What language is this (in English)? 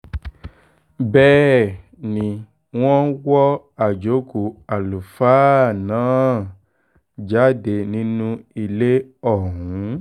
Yoruba